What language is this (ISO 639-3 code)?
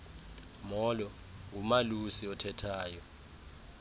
xho